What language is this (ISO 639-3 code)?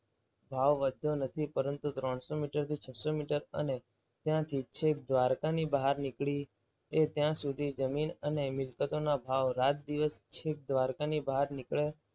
guj